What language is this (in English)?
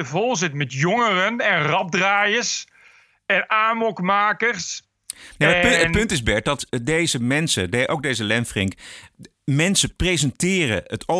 Dutch